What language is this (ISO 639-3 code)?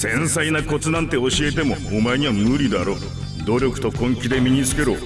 jpn